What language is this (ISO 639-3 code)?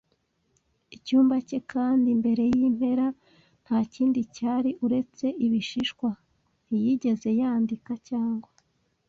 kin